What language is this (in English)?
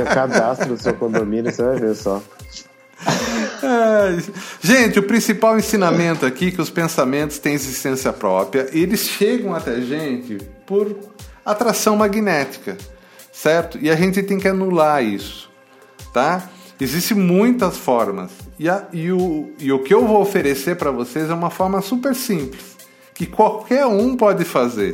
Portuguese